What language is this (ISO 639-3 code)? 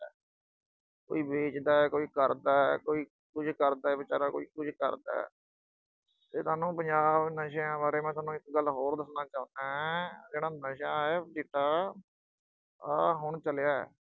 pan